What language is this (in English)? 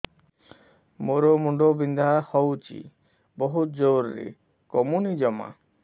Odia